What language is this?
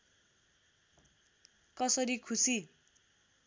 Nepali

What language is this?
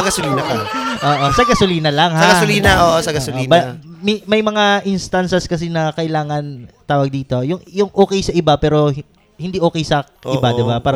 Filipino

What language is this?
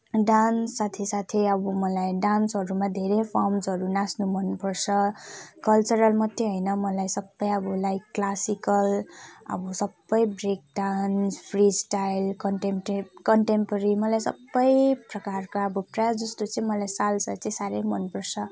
Nepali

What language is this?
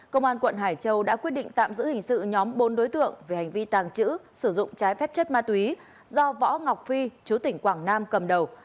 Vietnamese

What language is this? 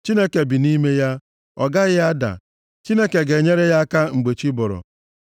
Igbo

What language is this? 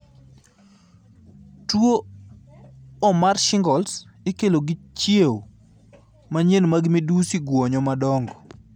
Luo (Kenya and Tanzania)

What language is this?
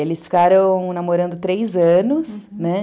Portuguese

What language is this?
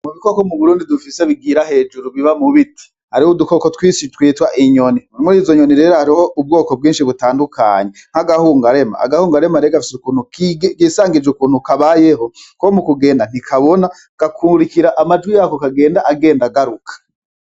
Rundi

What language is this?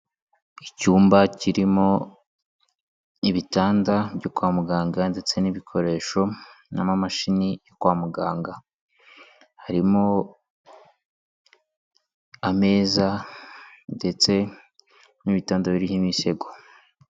Kinyarwanda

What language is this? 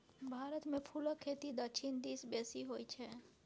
Maithili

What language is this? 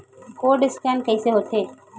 Chhattisgarhi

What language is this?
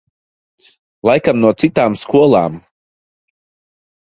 Latvian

